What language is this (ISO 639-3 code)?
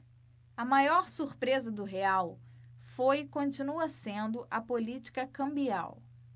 por